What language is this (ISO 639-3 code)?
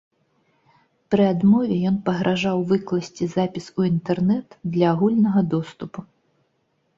bel